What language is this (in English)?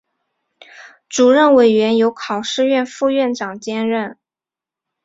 Chinese